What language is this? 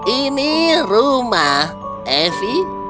Indonesian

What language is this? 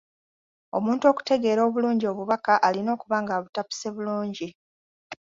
Ganda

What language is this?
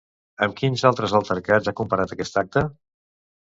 Catalan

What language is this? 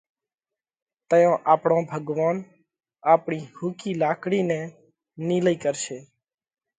Parkari Koli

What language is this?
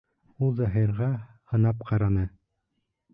Bashkir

